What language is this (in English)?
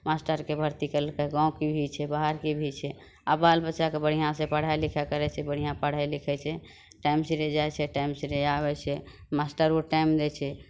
Maithili